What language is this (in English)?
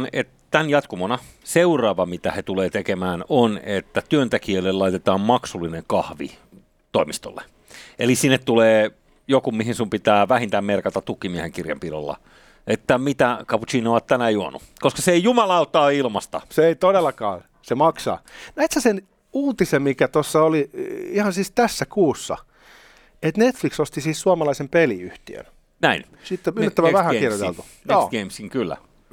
Finnish